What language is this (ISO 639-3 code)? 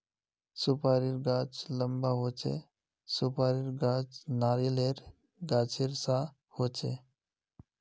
mag